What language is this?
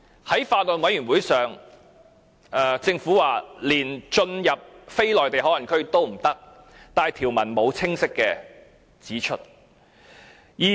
Cantonese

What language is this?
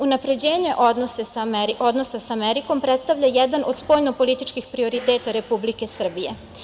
Serbian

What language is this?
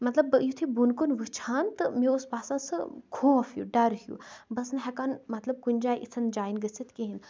Kashmiri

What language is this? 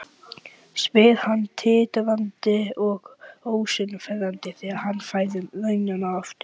Icelandic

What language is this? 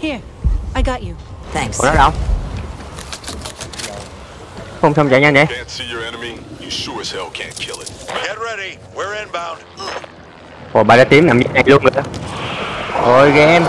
Vietnamese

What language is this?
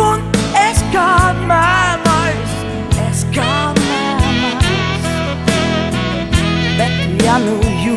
Latvian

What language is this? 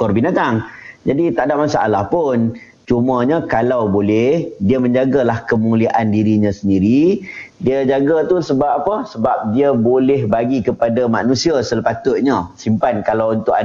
Malay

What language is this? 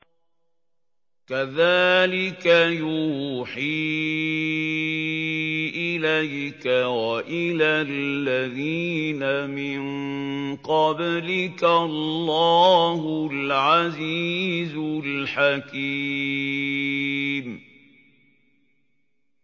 Arabic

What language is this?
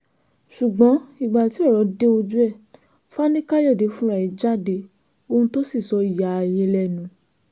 Yoruba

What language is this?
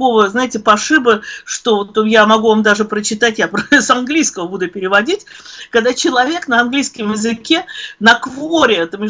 Russian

